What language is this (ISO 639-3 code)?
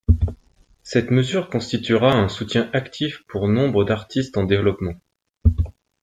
fra